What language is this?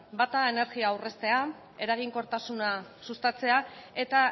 Basque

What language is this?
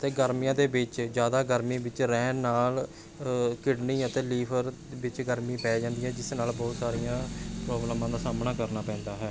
Punjabi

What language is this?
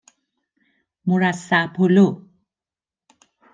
Persian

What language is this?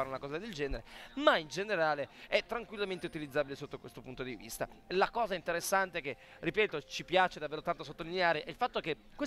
Italian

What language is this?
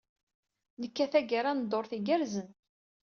Kabyle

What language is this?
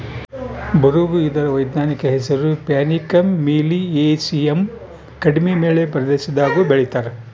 Kannada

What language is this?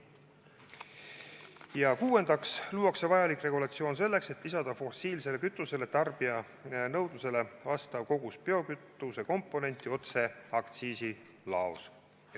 Estonian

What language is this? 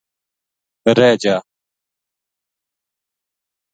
Gujari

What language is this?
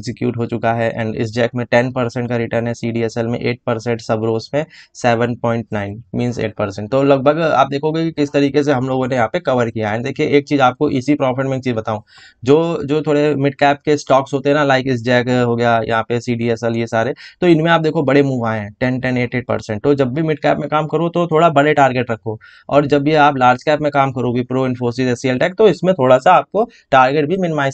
Hindi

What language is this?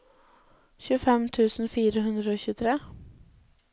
Norwegian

